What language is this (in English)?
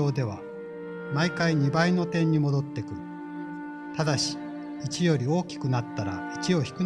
Japanese